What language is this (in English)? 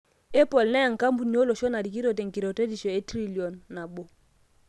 Masai